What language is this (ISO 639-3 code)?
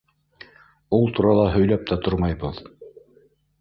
bak